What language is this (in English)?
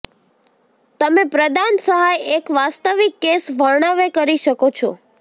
Gujarati